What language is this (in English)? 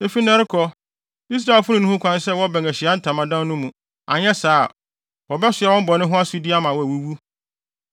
Akan